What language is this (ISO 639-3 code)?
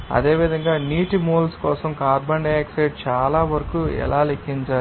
tel